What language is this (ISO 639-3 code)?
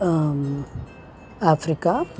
san